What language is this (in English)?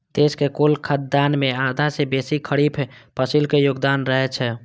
Maithili